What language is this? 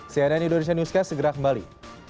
Indonesian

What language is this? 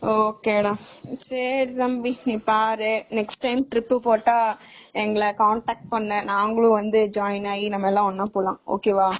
Tamil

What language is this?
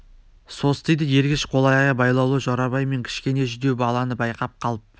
Kazakh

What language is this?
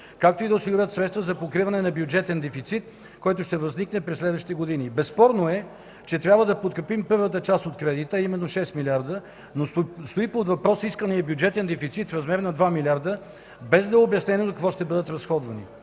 Bulgarian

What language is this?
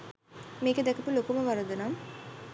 Sinhala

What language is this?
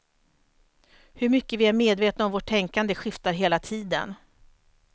Swedish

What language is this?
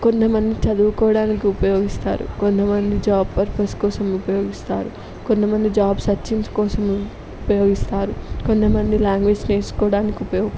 Telugu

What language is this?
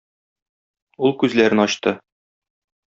Tatar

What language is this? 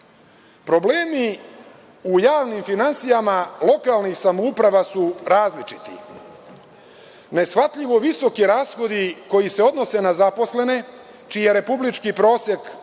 Serbian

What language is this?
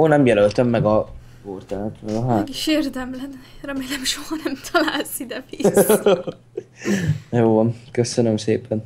Hungarian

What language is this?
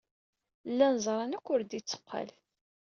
Kabyle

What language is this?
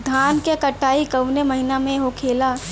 Bhojpuri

